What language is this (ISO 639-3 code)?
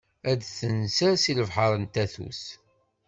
kab